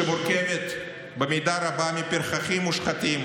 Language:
Hebrew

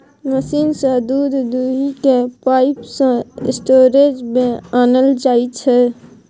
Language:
Maithili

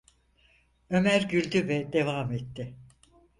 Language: Turkish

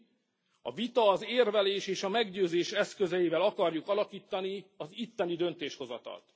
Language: Hungarian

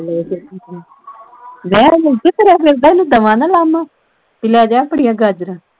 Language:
Punjabi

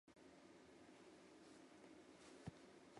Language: Japanese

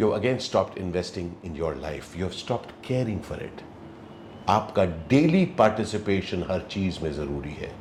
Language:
Hindi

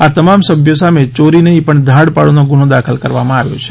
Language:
Gujarati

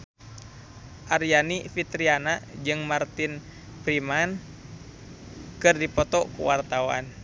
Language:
Sundanese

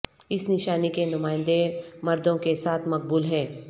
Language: Urdu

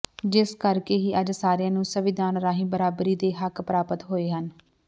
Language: Punjabi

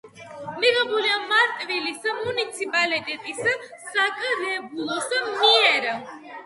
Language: Georgian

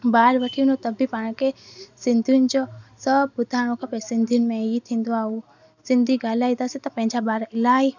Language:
Sindhi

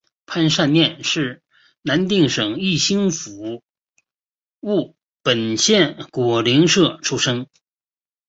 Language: Chinese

